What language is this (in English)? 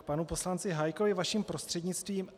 Czech